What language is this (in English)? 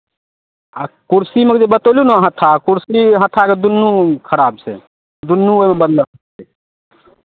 Maithili